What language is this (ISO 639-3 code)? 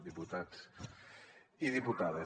cat